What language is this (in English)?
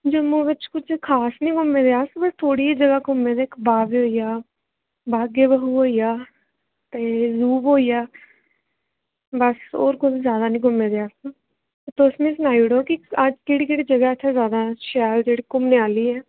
Dogri